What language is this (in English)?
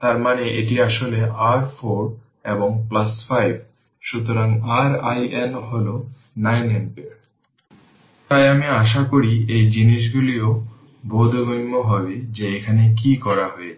Bangla